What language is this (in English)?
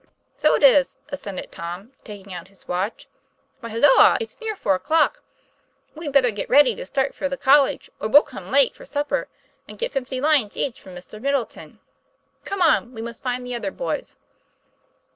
English